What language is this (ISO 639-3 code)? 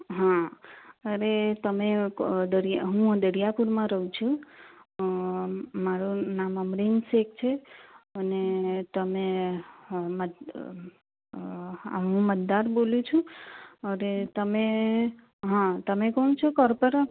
guj